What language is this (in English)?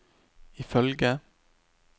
Norwegian